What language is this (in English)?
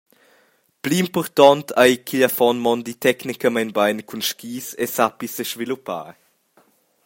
Romansh